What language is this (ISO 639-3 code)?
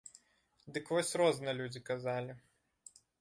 bel